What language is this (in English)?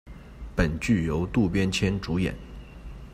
Chinese